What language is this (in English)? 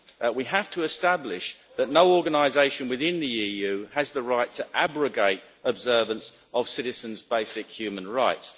English